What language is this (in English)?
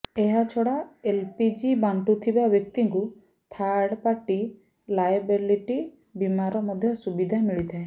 Odia